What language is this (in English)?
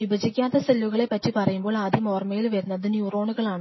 Malayalam